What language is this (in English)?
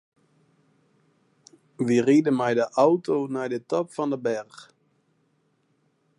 Western Frisian